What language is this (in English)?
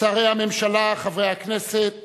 Hebrew